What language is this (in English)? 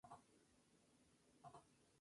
Spanish